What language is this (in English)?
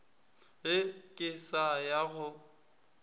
Northern Sotho